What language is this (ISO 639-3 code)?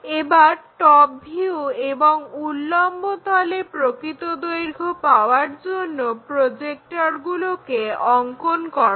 ben